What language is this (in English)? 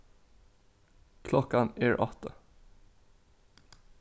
Faroese